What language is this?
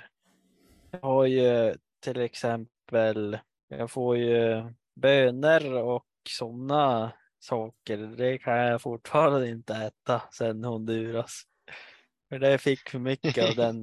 Swedish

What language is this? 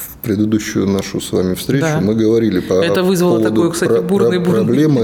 Russian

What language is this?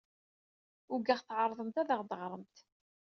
Kabyle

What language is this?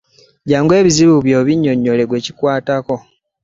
Ganda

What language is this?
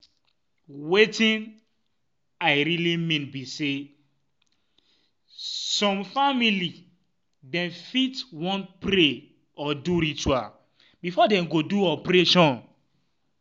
Nigerian Pidgin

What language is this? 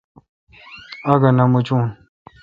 Kalkoti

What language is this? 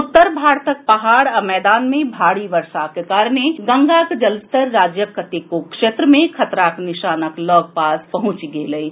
Maithili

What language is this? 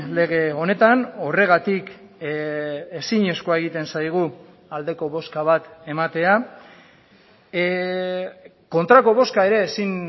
Basque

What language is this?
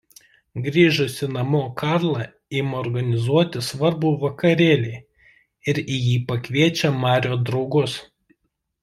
Lithuanian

